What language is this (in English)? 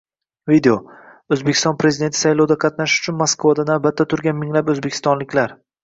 Uzbek